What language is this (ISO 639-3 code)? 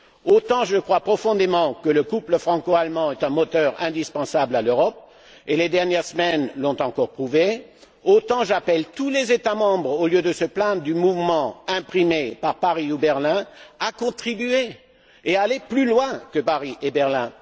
fra